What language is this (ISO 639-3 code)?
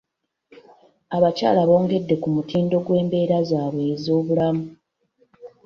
lug